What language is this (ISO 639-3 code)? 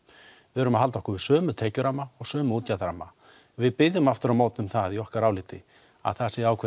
isl